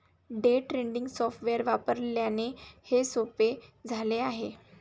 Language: Marathi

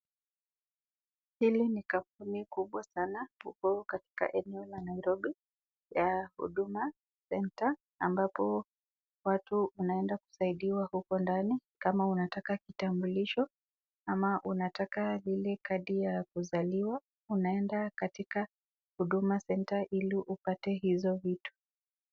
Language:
Swahili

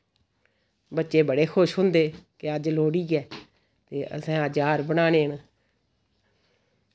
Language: Dogri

